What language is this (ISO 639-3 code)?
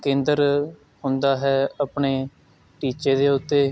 pan